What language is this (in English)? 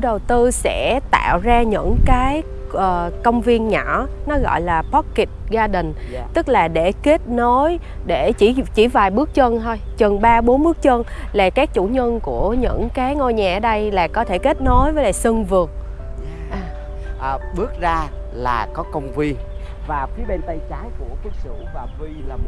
Vietnamese